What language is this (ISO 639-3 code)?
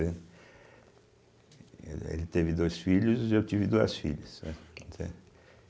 por